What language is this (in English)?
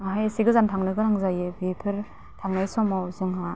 Bodo